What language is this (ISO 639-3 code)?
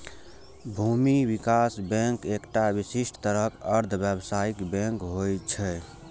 mai